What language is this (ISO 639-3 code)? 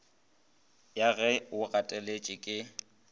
nso